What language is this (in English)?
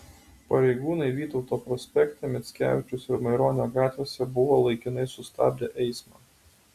Lithuanian